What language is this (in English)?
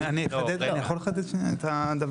Hebrew